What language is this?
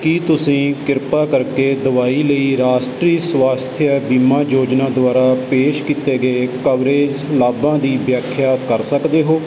Punjabi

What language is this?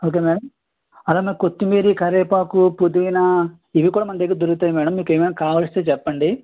Telugu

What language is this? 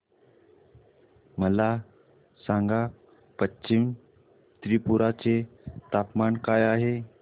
Marathi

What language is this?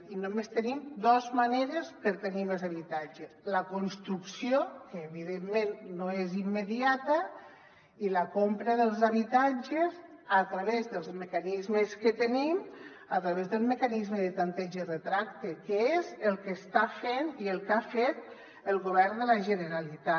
Catalan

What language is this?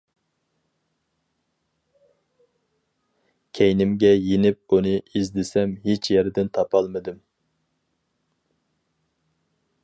Uyghur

